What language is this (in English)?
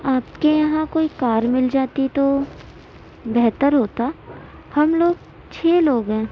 Urdu